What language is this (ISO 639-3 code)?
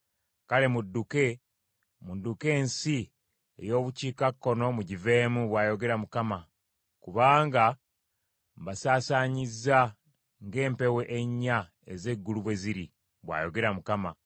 lug